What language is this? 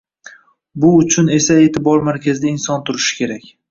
Uzbek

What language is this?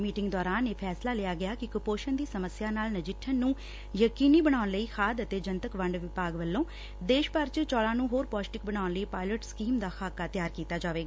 Punjabi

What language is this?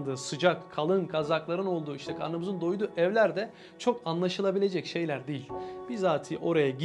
Turkish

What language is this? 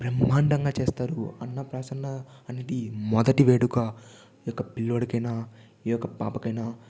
Telugu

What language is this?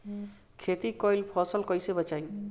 Bhojpuri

